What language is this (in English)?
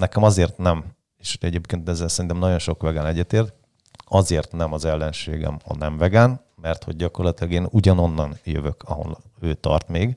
Hungarian